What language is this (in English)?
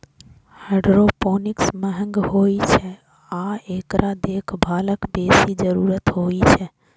Maithili